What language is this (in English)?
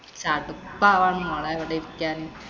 Malayalam